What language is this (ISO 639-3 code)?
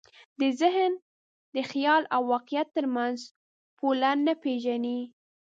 pus